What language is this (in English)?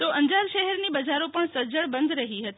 Gujarati